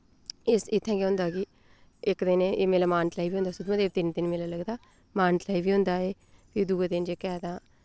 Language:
Dogri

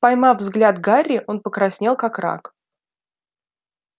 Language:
Russian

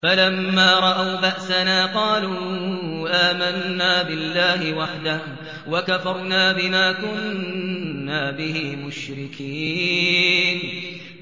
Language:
Arabic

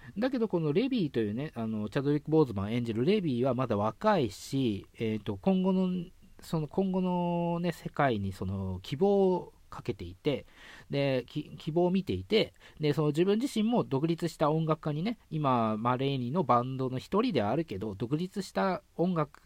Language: Japanese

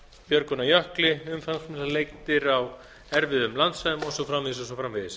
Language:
Icelandic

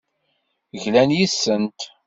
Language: Kabyle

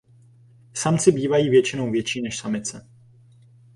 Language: Czech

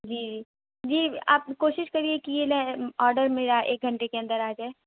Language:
Urdu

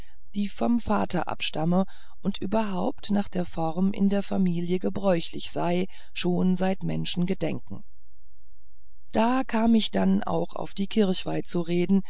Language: German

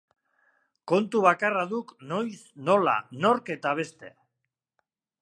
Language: Basque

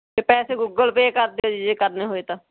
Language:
Punjabi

